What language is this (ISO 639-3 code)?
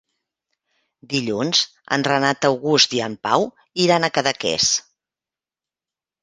cat